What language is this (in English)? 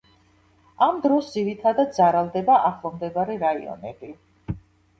Georgian